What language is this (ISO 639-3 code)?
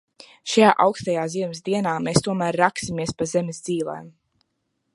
lav